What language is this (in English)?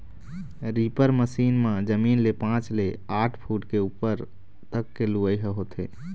Chhattisgarhi